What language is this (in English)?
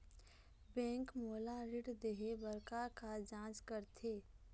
Chhattisgarhi